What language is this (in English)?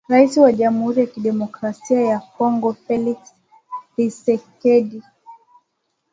Swahili